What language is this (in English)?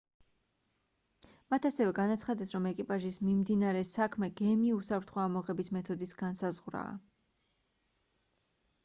Georgian